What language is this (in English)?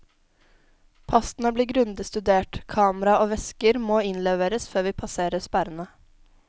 Norwegian